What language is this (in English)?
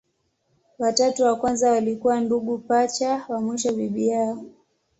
Swahili